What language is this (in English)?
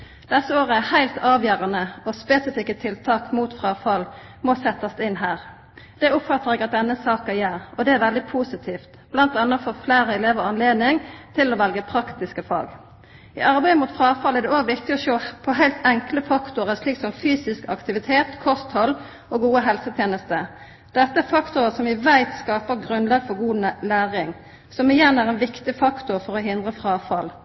Norwegian Nynorsk